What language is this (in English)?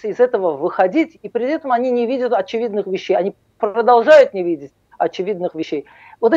Russian